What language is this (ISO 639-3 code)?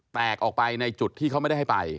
tha